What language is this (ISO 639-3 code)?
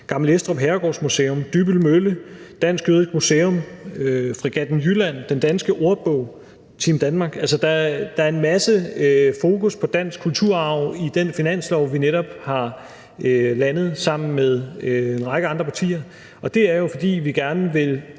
dan